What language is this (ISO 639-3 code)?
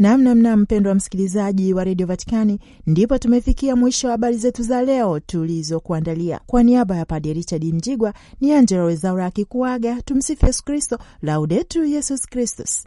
swa